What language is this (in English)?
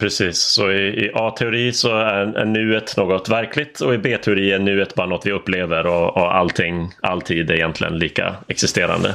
Swedish